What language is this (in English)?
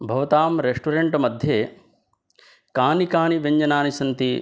Sanskrit